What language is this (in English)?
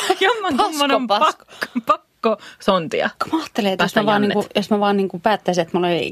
Finnish